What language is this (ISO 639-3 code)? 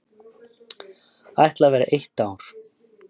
isl